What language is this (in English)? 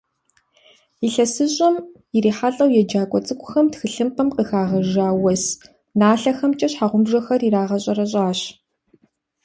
Kabardian